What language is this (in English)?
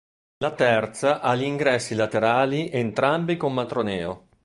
Italian